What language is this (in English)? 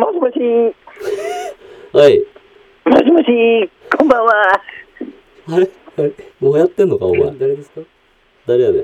Japanese